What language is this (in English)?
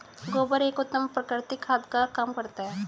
Hindi